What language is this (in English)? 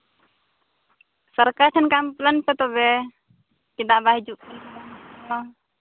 Santali